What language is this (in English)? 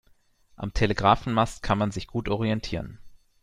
German